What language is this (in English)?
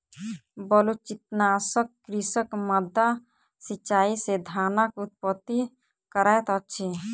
Maithili